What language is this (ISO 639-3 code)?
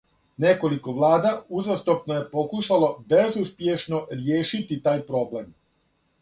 srp